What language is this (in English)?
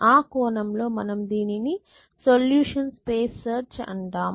Telugu